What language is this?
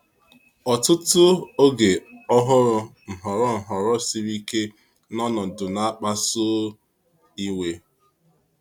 Igbo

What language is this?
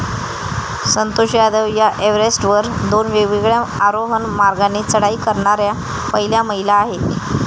Marathi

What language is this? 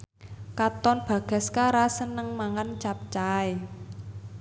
Javanese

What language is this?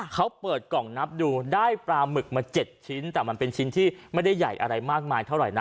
Thai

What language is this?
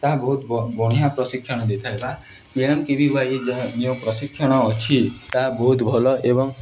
Odia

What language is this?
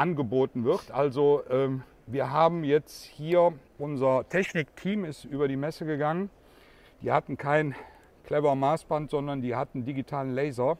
German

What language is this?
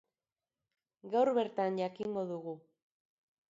Basque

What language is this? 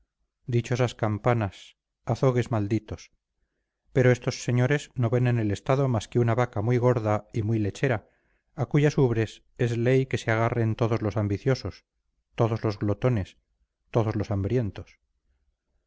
Spanish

